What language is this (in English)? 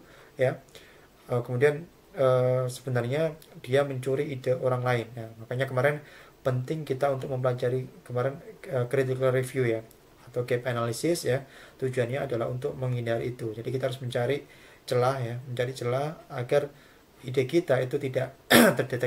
Indonesian